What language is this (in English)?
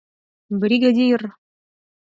Mari